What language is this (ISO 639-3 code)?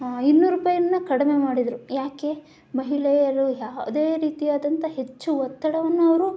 kan